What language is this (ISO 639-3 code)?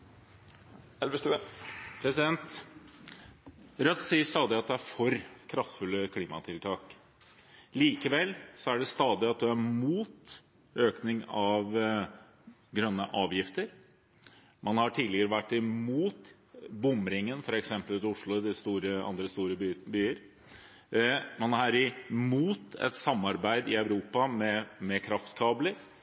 nob